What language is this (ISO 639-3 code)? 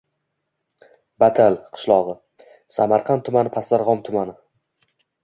uzb